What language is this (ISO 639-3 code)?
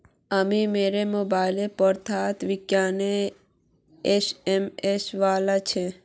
mag